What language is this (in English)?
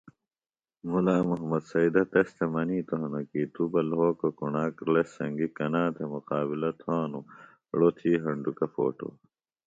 Phalura